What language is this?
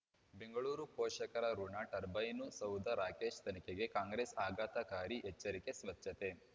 Kannada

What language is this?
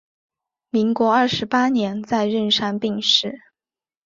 Chinese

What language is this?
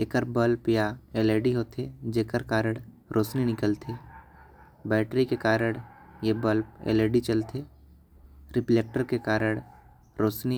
Korwa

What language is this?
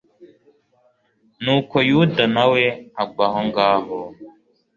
Kinyarwanda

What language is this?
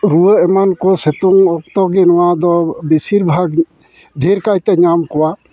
Santali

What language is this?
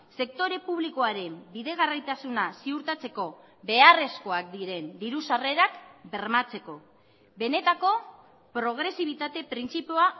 Basque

